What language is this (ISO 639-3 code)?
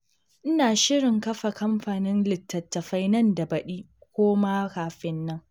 hau